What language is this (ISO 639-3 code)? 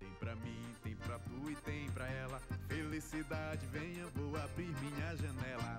por